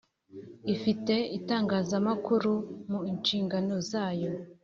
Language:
Kinyarwanda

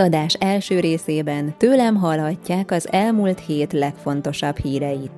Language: Hungarian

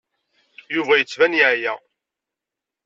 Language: Kabyle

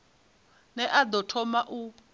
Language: Venda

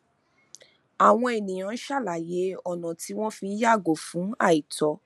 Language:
Yoruba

